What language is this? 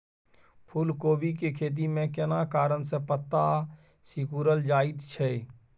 Maithili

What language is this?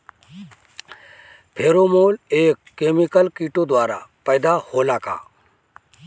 Bhojpuri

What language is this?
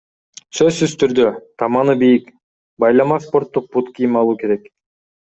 Kyrgyz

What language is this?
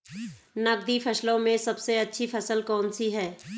Hindi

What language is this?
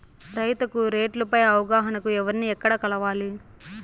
Telugu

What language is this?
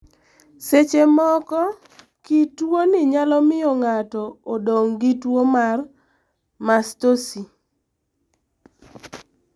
Luo (Kenya and Tanzania)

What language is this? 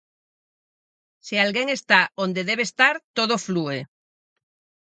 Galician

